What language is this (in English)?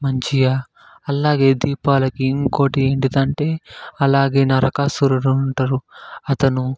Telugu